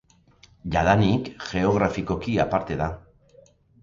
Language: Basque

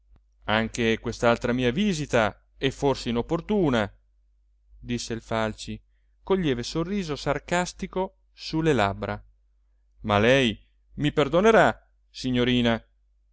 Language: Italian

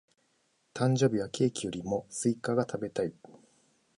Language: Japanese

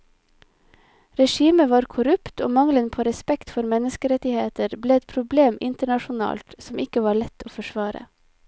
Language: Norwegian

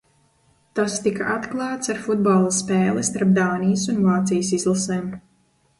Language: Latvian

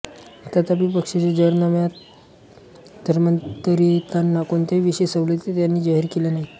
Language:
Marathi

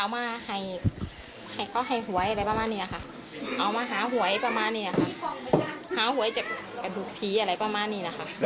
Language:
Thai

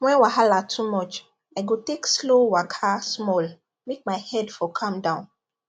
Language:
Nigerian Pidgin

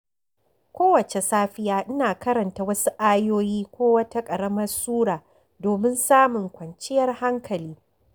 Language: Hausa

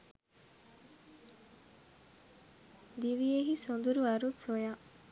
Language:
Sinhala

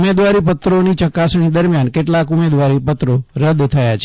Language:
Gujarati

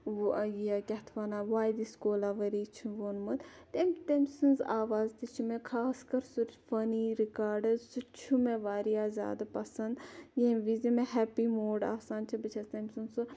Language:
Kashmiri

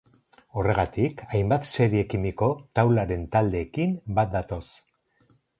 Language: Basque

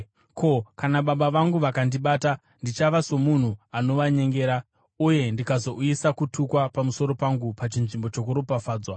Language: Shona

